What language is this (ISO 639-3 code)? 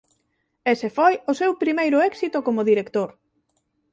glg